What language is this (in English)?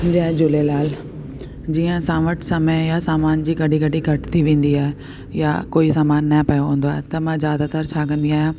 Sindhi